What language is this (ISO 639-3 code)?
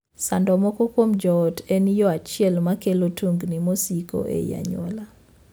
luo